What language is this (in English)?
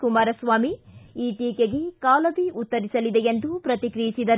Kannada